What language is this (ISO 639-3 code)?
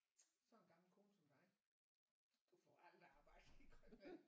dan